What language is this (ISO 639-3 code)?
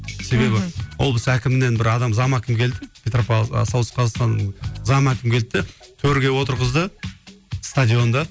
kaz